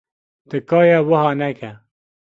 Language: Kurdish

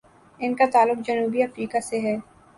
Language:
Urdu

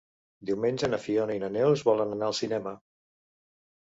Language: Catalan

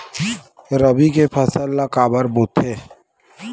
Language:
Chhattisgarhi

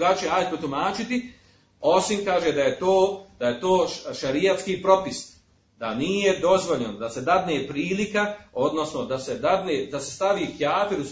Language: Croatian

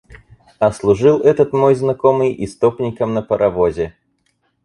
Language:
Russian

